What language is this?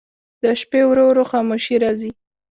Pashto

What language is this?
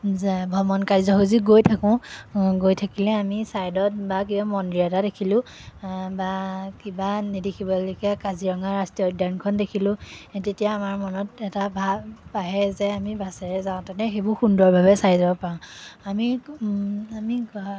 Assamese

